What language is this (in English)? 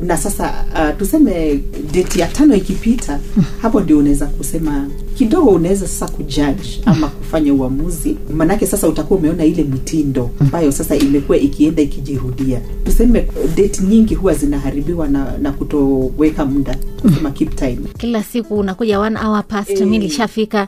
Swahili